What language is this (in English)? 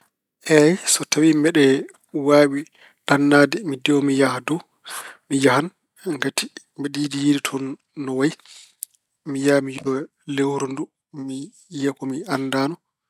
Fula